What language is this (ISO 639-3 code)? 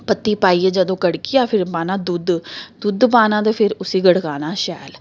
doi